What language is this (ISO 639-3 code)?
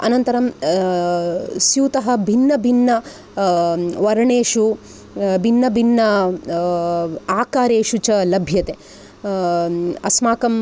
san